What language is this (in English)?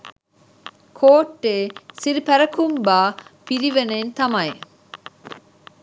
Sinhala